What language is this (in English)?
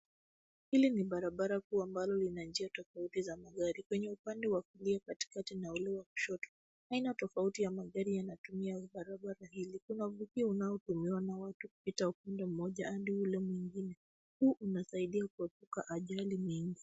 Swahili